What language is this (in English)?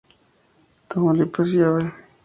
Spanish